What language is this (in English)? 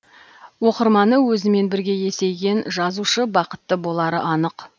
Kazakh